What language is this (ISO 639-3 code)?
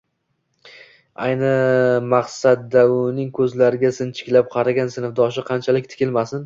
uzb